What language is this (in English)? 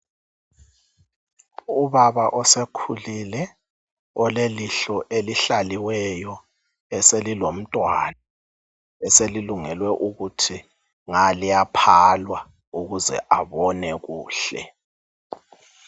North Ndebele